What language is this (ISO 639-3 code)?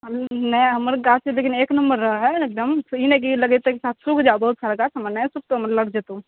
mai